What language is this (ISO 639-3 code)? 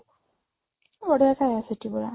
ori